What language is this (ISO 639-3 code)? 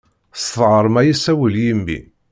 kab